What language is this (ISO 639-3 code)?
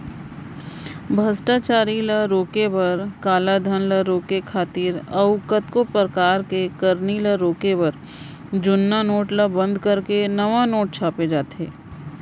hne